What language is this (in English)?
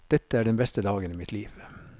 Norwegian